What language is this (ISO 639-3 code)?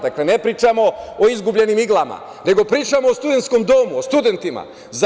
srp